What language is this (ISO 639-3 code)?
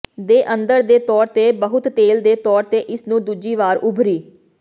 pan